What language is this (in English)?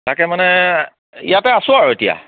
Assamese